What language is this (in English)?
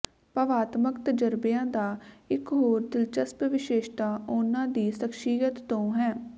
Punjabi